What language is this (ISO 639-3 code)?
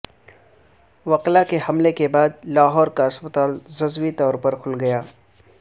urd